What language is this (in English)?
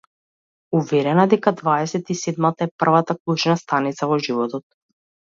Macedonian